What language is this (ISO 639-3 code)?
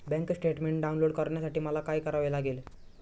mar